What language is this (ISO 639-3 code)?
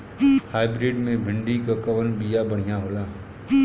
bho